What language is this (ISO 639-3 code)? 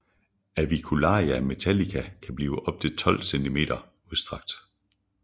dan